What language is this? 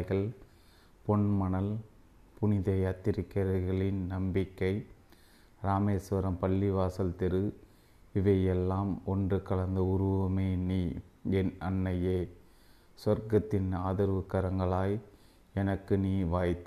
Tamil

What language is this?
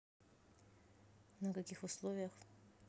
Russian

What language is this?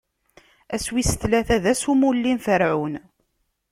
Kabyle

